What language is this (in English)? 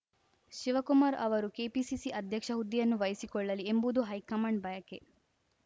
Kannada